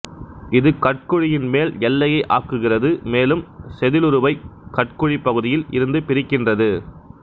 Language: Tamil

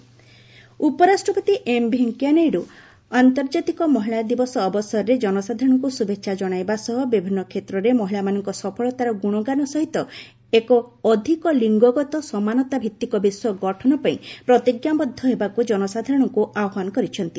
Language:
Odia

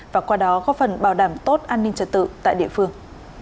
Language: Vietnamese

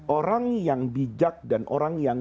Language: Indonesian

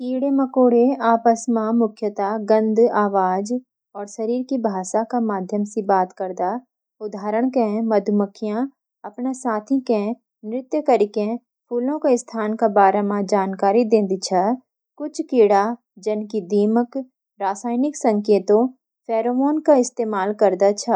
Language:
Garhwali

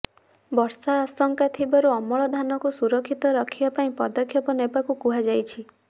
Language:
Odia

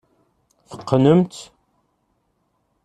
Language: Kabyle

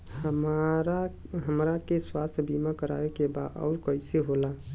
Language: Bhojpuri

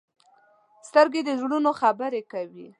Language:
Pashto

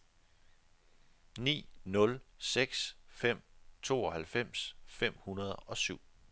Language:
Danish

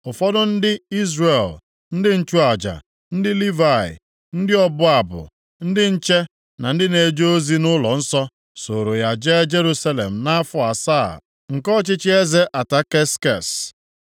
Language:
Igbo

